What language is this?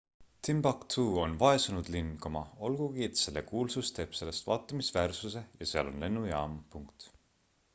Estonian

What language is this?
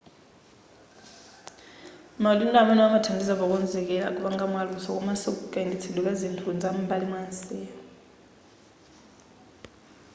Nyanja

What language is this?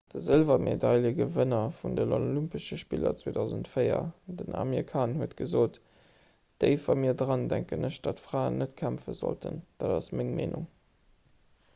Luxembourgish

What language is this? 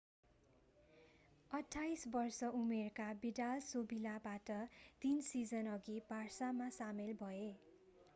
Nepali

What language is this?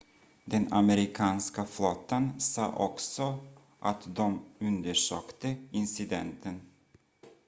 Swedish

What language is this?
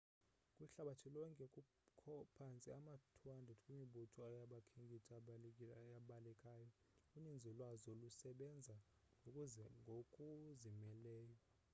Xhosa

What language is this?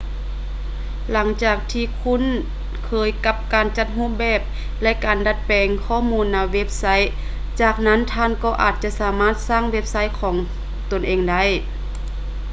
Lao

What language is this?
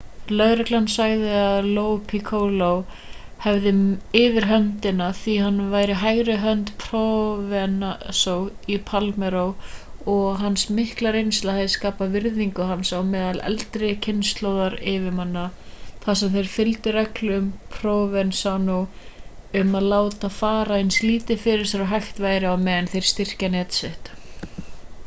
Icelandic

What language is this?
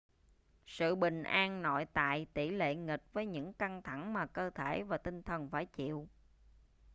Vietnamese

